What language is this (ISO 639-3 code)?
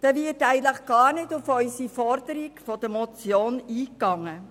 gsw